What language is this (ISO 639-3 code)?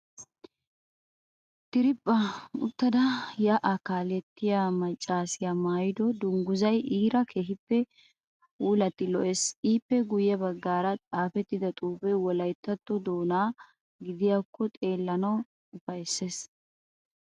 wal